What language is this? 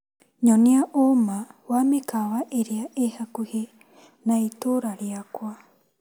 Kikuyu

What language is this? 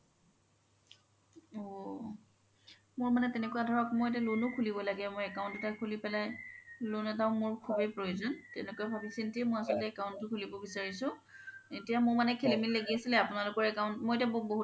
Assamese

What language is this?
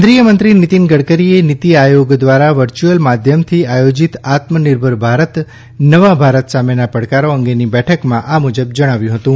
Gujarati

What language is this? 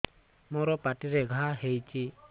Odia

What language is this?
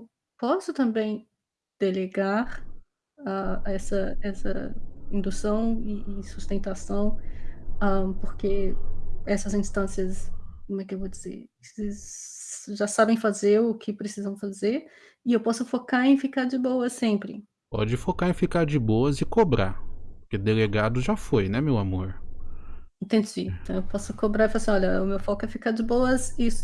Portuguese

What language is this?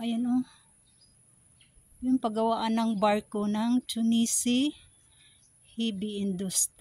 Filipino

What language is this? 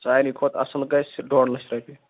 Kashmiri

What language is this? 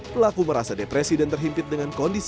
Indonesian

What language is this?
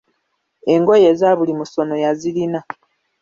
Ganda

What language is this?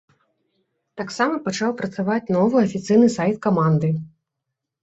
Belarusian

